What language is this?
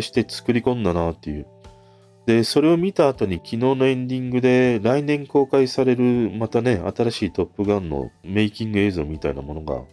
Japanese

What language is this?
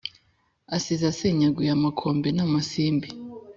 Kinyarwanda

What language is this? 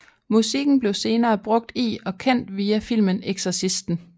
Danish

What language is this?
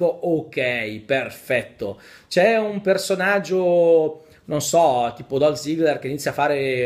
Italian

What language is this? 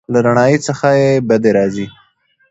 Pashto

